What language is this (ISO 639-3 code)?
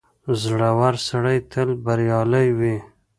pus